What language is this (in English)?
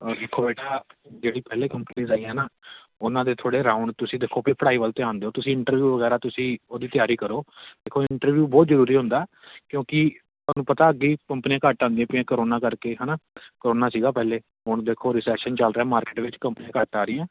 Punjabi